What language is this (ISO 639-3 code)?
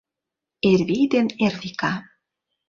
chm